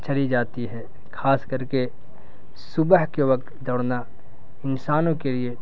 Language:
Urdu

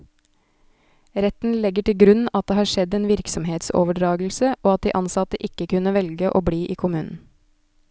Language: Norwegian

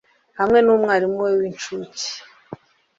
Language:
Kinyarwanda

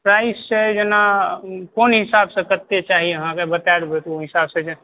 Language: Maithili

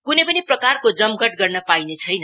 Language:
Nepali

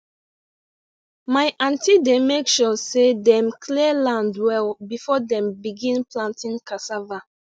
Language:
Nigerian Pidgin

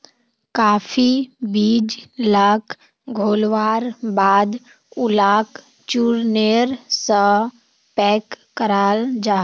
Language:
Magahi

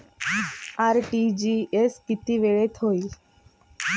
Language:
Marathi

